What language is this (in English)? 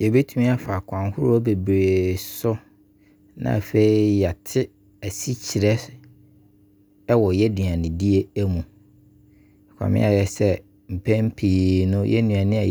Abron